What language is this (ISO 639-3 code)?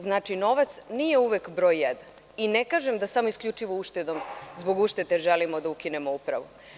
srp